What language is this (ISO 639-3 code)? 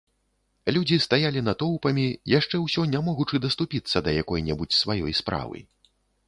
bel